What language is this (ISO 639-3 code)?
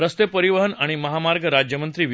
mar